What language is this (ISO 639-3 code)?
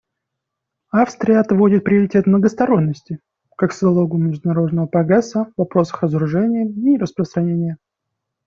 rus